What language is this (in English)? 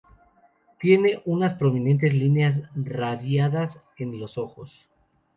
Spanish